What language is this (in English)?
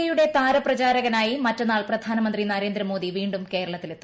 Malayalam